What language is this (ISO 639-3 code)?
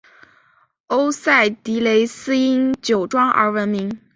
zho